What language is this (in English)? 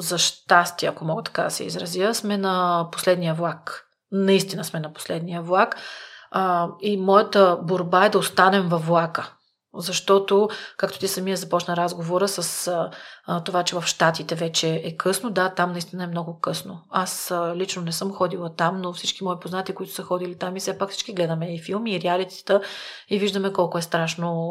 Bulgarian